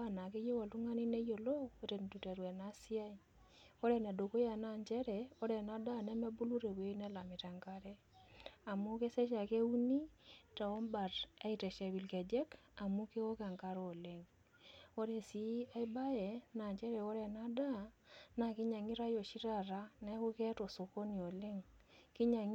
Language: Masai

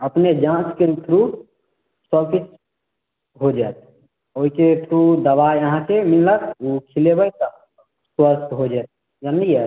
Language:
Maithili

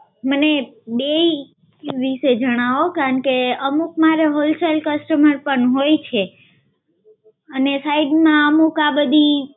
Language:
Gujarati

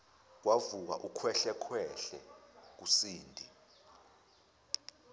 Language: Zulu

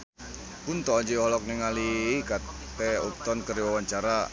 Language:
Sundanese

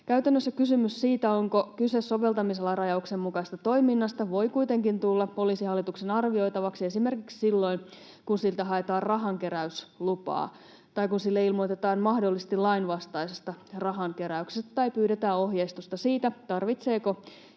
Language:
Finnish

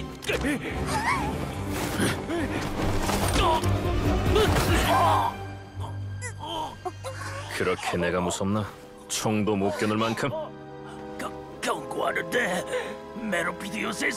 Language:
Korean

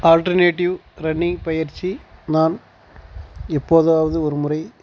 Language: Tamil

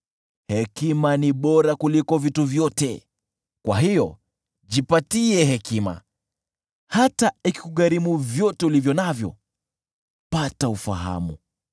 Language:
Swahili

